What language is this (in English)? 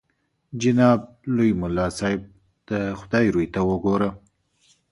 Pashto